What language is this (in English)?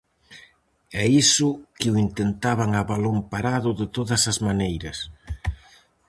Galician